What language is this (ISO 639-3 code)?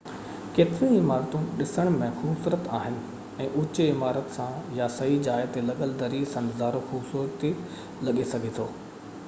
snd